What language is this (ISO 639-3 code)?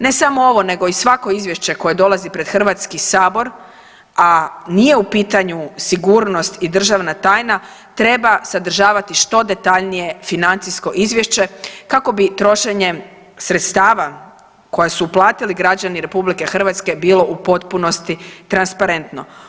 hrv